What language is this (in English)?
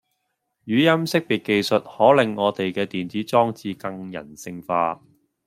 Cantonese